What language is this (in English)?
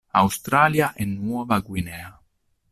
Italian